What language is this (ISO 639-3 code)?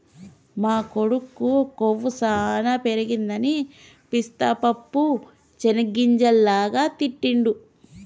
tel